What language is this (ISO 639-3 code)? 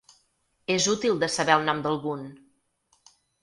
cat